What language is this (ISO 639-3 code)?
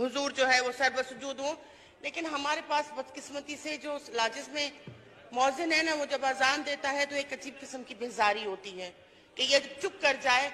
hin